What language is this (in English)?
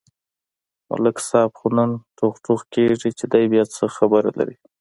Pashto